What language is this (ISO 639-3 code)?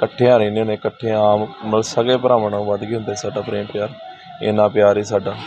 hin